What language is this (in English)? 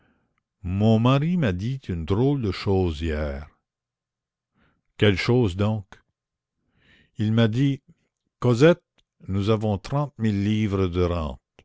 French